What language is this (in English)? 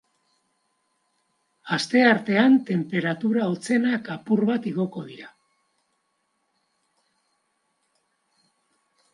Basque